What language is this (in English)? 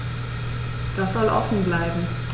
German